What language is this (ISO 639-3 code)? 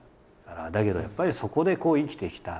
jpn